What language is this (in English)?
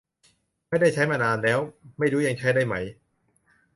Thai